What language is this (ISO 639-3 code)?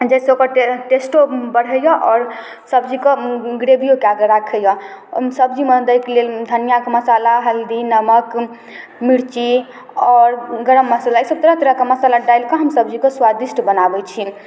mai